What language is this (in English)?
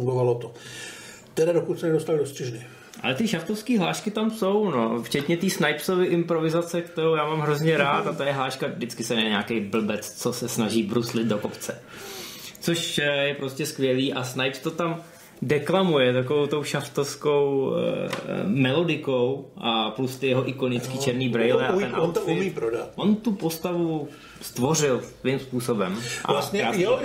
Czech